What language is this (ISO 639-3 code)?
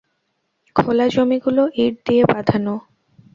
ben